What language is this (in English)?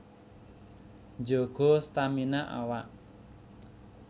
Javanese